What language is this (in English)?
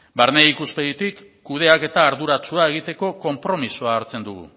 Basque